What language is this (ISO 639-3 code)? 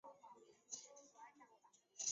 zho